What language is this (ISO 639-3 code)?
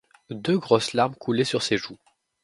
fra